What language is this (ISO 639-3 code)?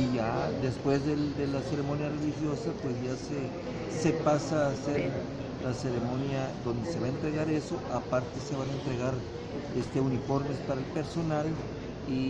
spa